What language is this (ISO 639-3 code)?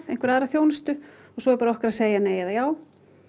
isl